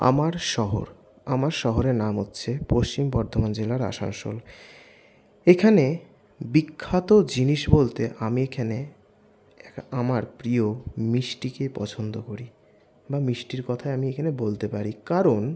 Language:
Bangla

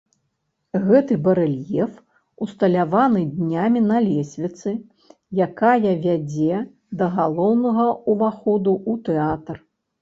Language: Belarusian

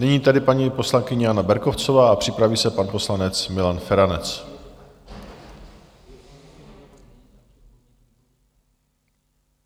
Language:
Czech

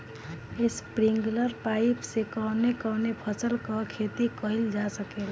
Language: Bhojpuri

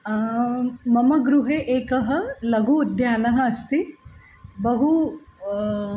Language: Sanskrit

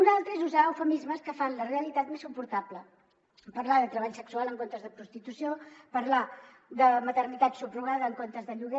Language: Catalan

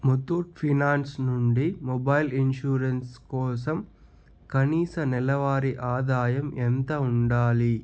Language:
Telugu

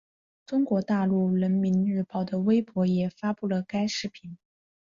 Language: Chinese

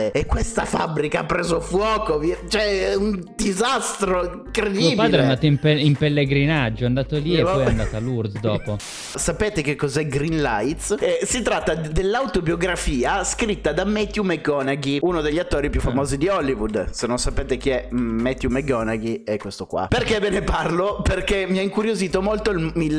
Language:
Italian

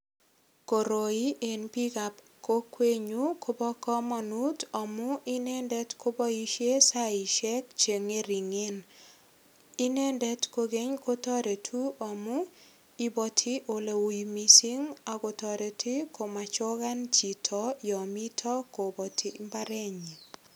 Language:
Kalenjin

